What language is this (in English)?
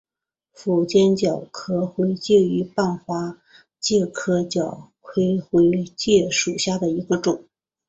Chinese